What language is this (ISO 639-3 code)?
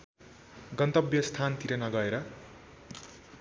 nep